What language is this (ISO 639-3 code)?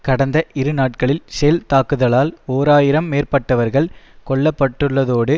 tam